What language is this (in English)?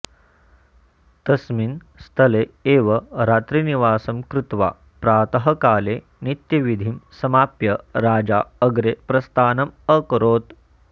Sanskrit